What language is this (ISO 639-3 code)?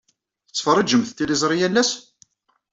kab